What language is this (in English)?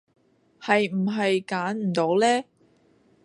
Cantonese